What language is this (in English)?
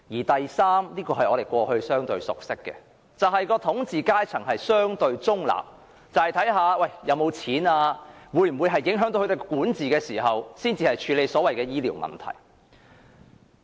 Cantonese